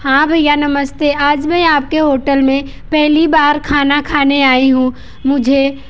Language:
Hindi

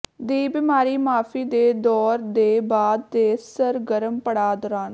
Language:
Punjabi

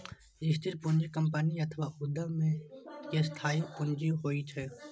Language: Maithili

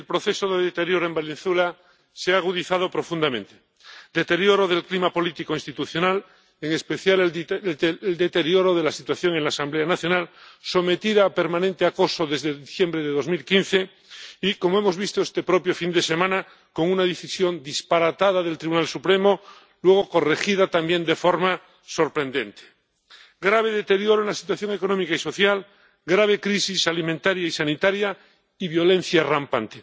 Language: Spanish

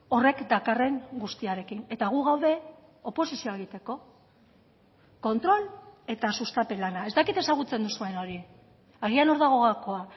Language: Basque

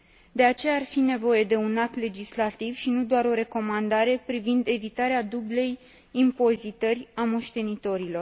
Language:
Romanian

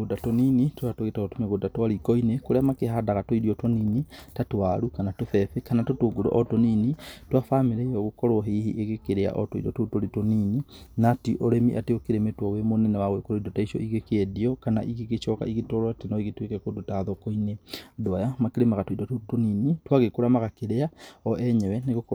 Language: Kikuyu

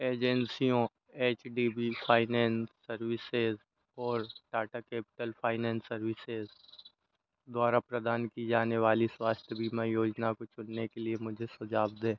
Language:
Hindi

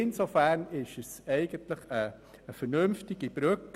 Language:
Swiss German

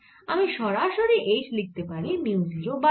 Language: Bangla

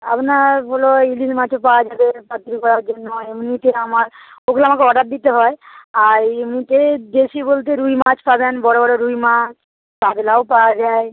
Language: Bangla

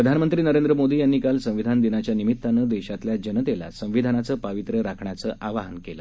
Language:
Marathi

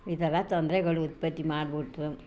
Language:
Kannada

